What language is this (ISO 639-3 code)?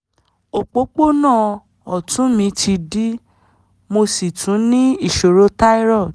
yor